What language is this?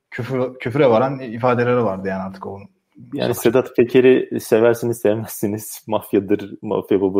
Turkish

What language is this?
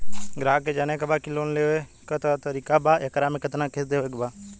Bhojpuri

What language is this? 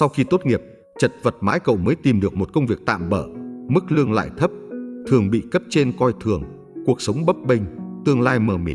Vietnamese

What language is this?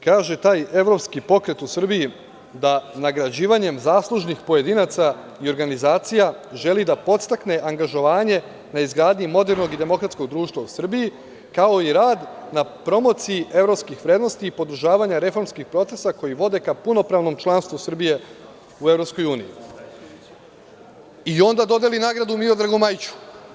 Serbian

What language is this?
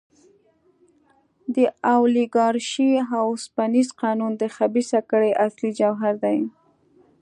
Pashto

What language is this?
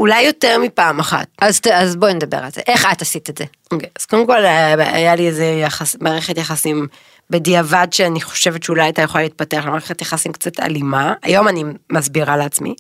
Hebrew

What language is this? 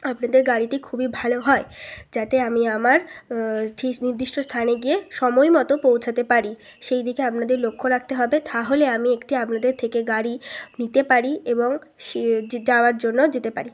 Bangla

